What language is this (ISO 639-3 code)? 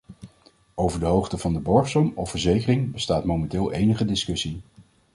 nld